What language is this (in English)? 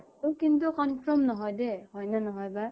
Assamese